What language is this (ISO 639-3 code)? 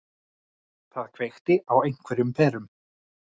isl